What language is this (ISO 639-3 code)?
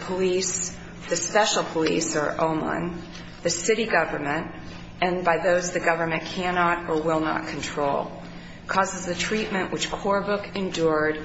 eng